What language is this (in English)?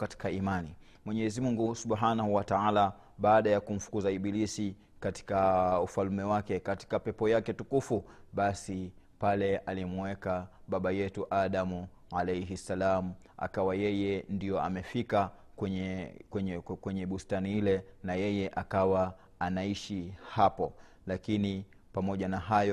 Swahili